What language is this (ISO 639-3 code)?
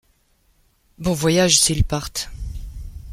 fra